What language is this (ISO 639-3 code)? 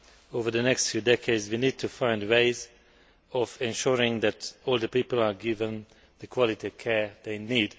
eng